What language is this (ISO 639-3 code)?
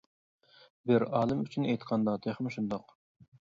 uig